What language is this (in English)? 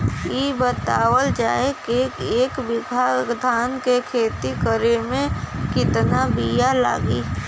Bhojpuri